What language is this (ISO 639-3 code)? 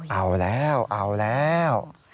tha